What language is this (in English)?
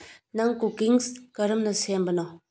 Manipuri